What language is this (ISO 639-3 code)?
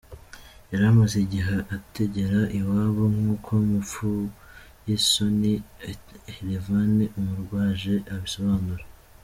kin